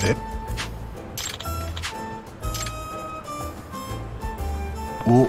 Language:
Japanese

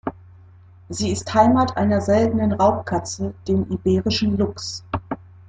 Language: German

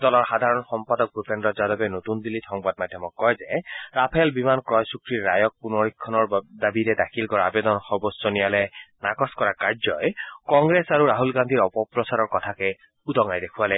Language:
Assamese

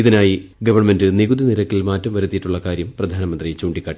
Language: Malayalam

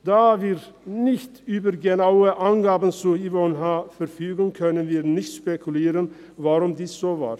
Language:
Swiss German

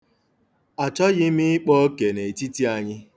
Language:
Igbo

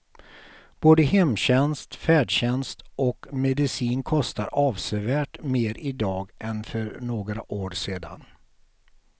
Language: Swedish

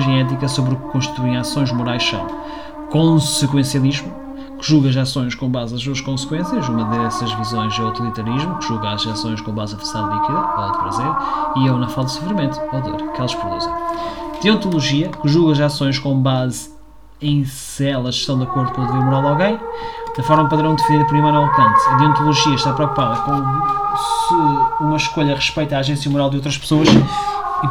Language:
Portuguese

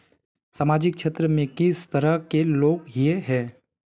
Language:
Magahi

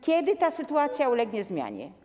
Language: Polish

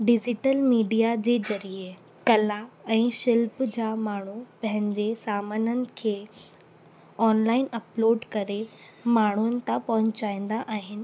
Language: Sindhi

